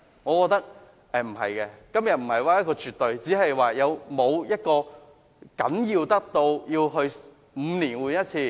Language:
Cantonese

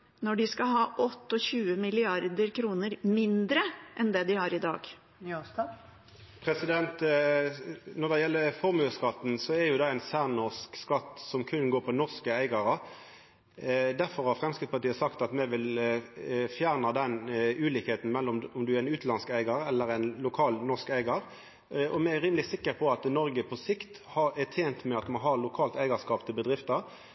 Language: Norwegian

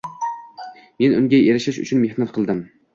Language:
Uzbek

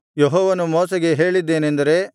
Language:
Kannada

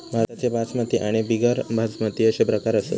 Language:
Marathi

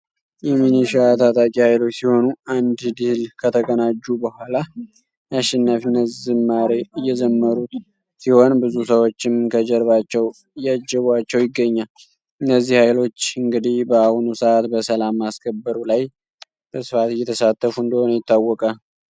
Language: Amharic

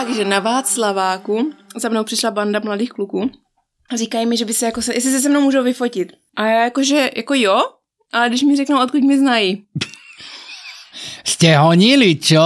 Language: Czech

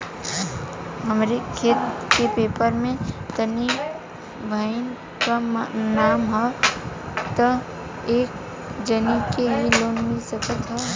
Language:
Bhojpuri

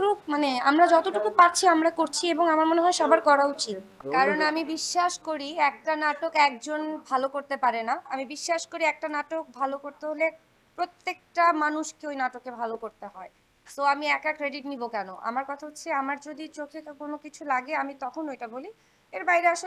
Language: Romanian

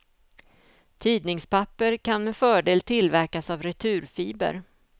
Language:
Swedish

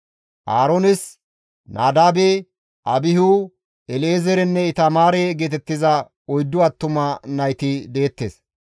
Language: Gamo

